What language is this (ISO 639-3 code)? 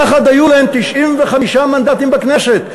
heb